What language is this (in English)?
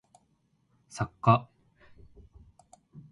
Japanese